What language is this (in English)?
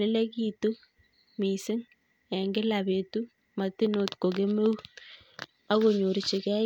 Kalenjin